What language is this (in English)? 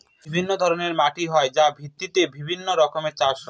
Bangla